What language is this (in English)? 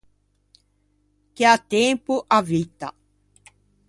Ligurian